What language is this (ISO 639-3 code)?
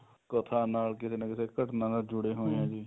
pan